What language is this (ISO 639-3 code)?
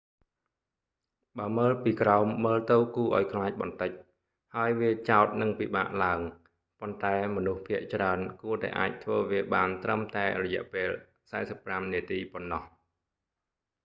khm